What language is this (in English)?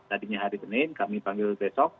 Indonesian